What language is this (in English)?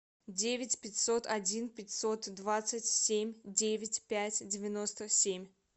Russian